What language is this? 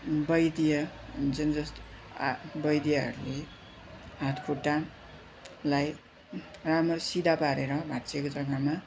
Nepali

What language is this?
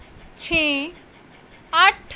Punjabi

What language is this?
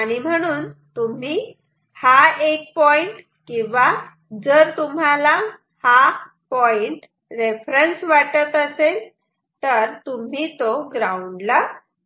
Marathi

